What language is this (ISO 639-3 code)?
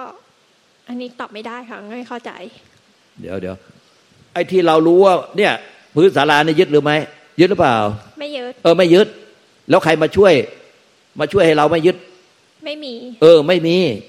tha